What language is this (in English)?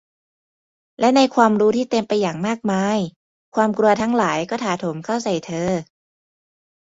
Thai